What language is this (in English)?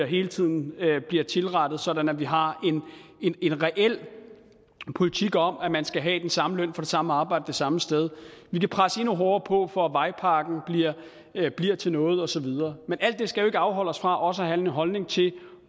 Danish